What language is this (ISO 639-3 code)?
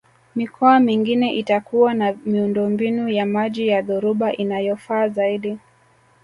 swa